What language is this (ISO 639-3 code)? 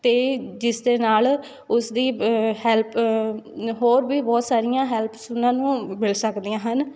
pan